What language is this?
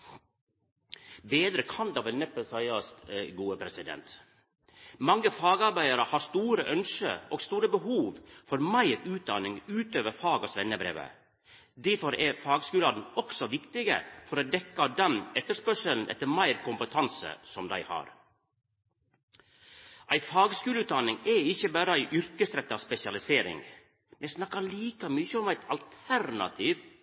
Norwegian Nynorsk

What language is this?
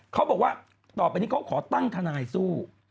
Thai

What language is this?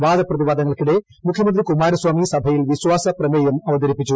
Malayalam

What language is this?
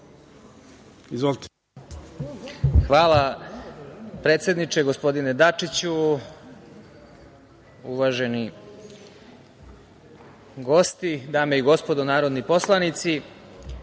Serbian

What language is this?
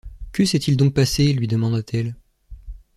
French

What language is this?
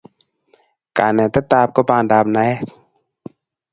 Kalenjin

